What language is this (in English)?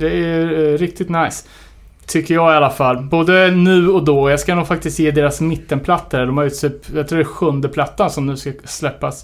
Swedish